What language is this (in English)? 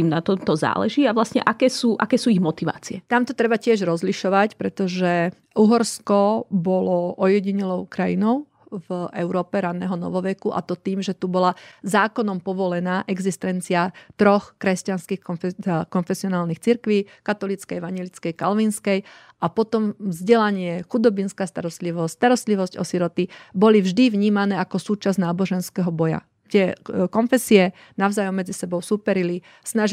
Slovak